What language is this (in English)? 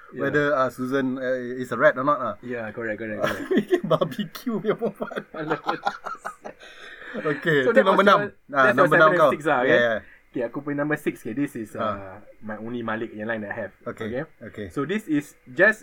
Malay